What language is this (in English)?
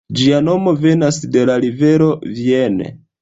Esperanto